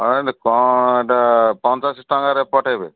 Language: Odia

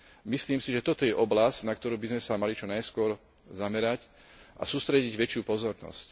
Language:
Slovak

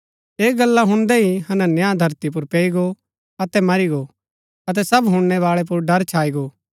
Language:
Gaddi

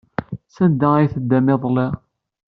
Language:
Kabyle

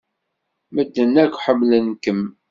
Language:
Kabyle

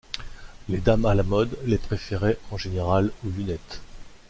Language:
French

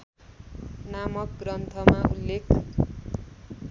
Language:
Nepali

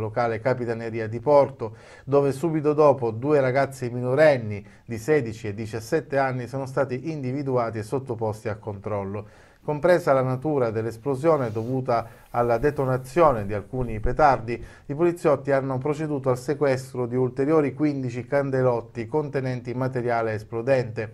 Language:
Italian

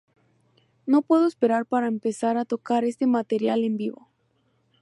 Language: Spanish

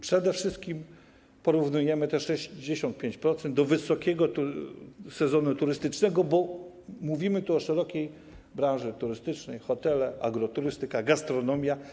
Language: Polish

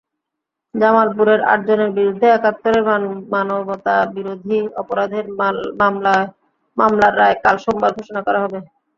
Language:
Bangla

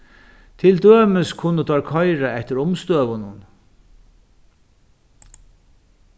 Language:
Faroese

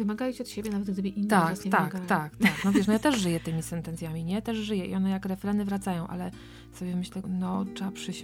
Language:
Polish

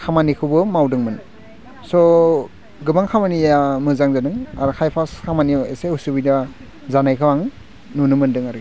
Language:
Bodo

